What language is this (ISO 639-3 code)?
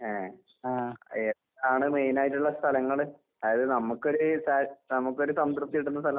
mal